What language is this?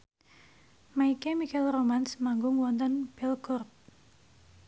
Javanese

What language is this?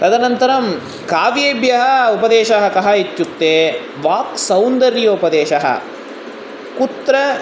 Sanskrit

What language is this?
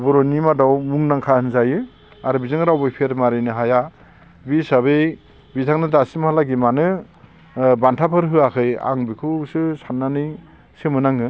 Bodo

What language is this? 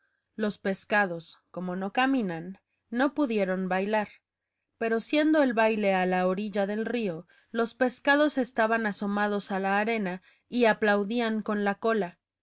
Spanish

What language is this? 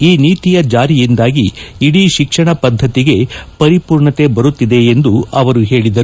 Kannada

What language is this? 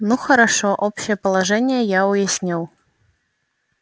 Russian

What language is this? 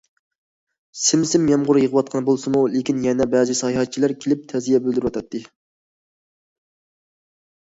Uyghur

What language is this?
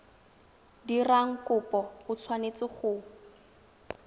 Tswana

